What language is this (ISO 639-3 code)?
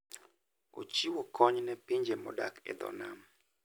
luo